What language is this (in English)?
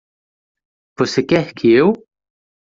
Portuguese